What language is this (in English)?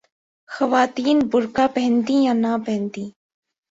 Urdu